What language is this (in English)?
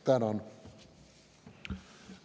Estonian